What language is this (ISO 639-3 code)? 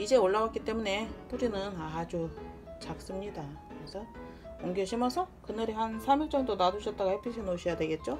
kor